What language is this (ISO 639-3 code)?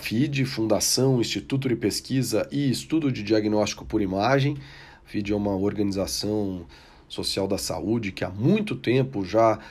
por